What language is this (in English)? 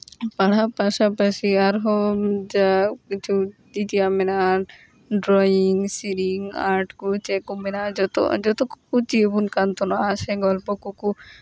Santali